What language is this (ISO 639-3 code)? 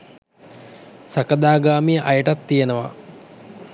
sin